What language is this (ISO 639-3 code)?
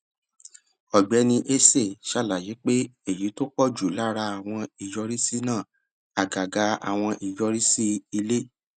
yor